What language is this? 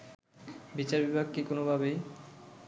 Bangla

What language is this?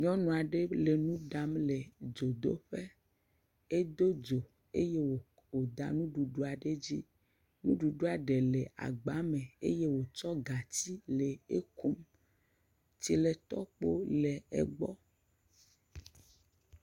Ewe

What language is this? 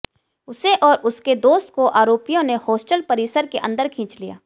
Hindi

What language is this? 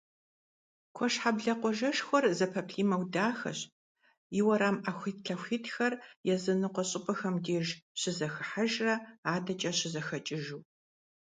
Kabardian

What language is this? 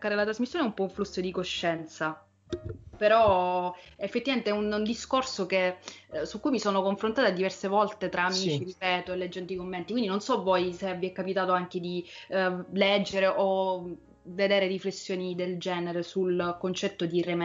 Italian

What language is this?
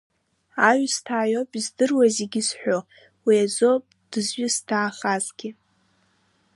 Abkhazian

